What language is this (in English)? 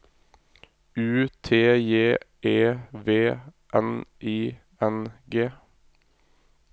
Norwegian